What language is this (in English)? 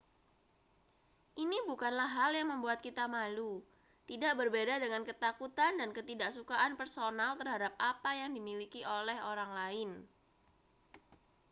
Indonesian